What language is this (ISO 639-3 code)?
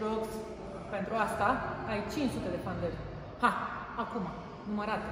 ron